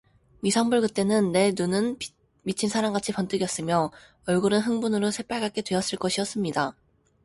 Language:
Korean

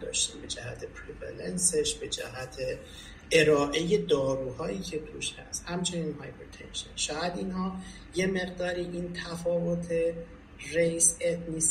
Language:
Persian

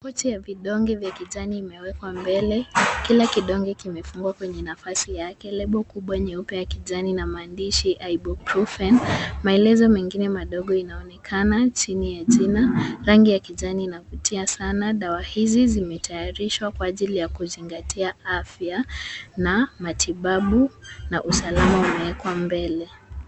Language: Swahili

